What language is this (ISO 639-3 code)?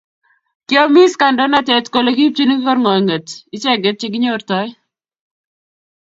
kln